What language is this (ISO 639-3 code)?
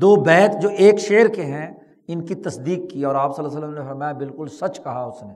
urd